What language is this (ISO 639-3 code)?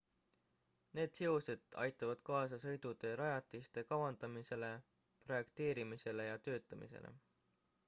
est